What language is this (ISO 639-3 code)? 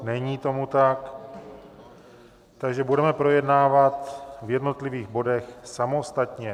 ces